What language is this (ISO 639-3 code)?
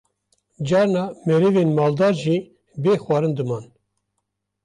kur